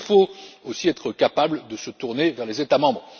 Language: French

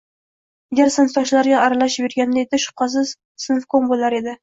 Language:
Uzbek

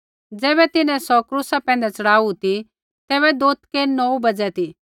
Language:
Kullu Pahari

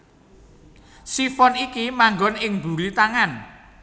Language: Javanese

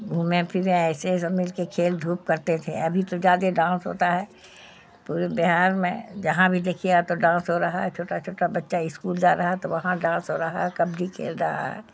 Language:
Urdu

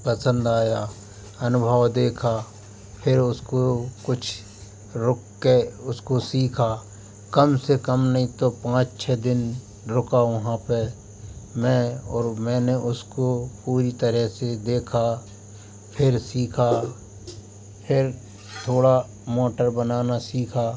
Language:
Hindi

